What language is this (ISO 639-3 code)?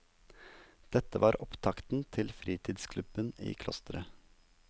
nor